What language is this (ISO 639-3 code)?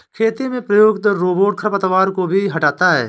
hin